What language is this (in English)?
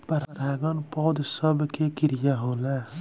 Bhojpuri